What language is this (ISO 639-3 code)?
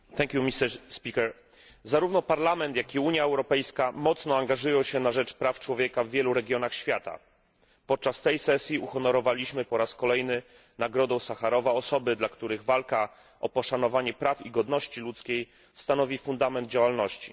pol